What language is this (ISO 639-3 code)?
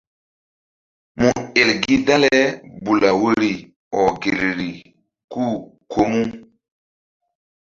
mdd